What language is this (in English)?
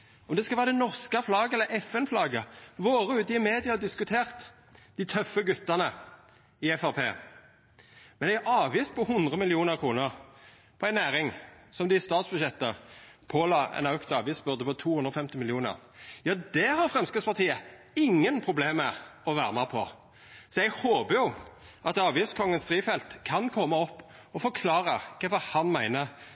Norwegian Nynorsk